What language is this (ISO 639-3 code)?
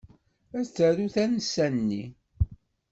kab